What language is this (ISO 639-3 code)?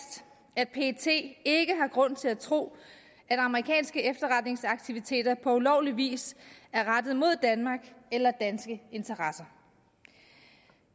dan